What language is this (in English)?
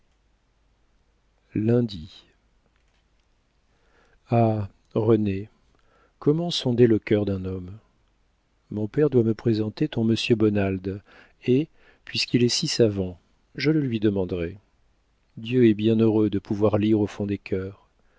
French